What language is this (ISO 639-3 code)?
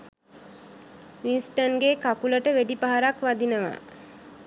sin